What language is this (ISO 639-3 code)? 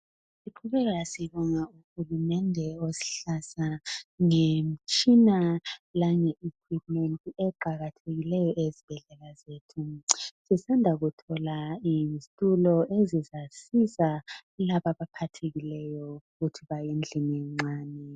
nde